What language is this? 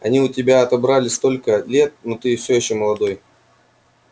Russian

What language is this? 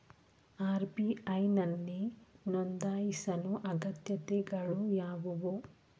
Kannada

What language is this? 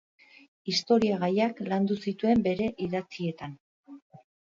Basque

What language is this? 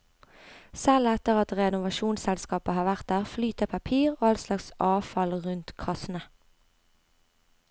Norwegian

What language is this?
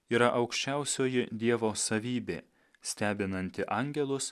Lithuanian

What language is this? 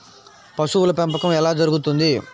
Telugu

